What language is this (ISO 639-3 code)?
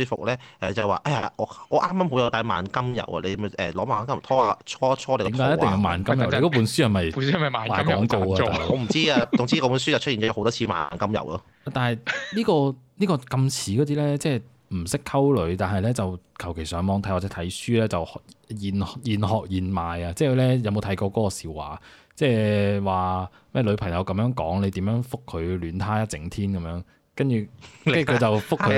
zho